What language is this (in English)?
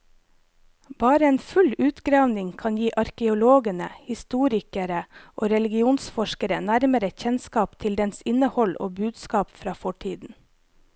Norwegian